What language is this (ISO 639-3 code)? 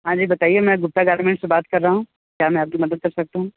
hin